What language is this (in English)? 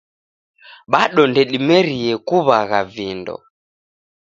Taita